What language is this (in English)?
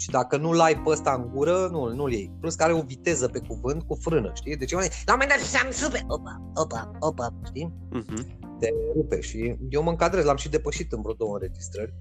Romanian